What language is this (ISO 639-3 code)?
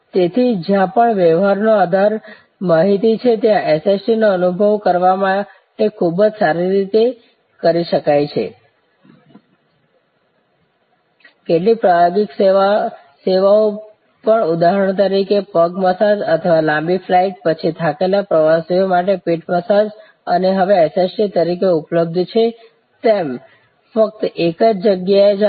guj